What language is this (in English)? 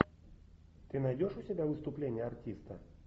Russian